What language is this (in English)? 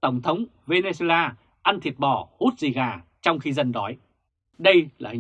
Vietnamese